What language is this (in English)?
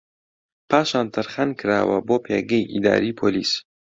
Central Kurdish